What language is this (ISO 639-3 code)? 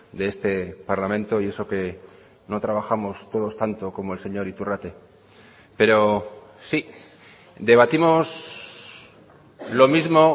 spa